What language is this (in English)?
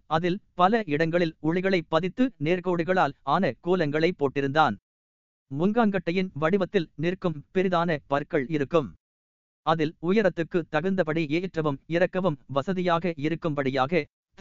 Tamil